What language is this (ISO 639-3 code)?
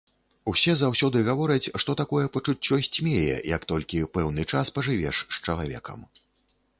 bel